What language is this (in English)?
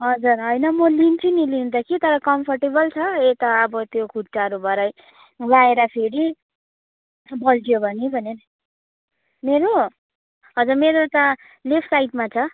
Nepali